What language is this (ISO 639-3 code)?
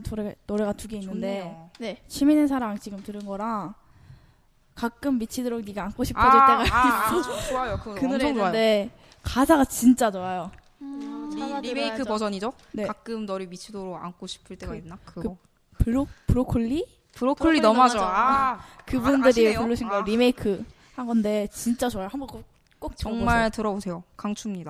kor